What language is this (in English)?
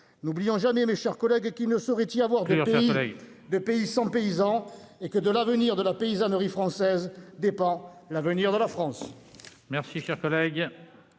French